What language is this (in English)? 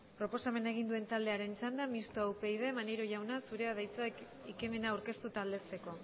Basque